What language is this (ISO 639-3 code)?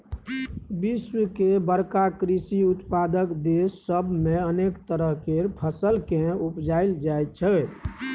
mai